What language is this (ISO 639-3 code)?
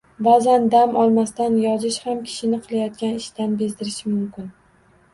uzb